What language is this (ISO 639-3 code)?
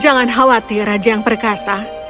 ind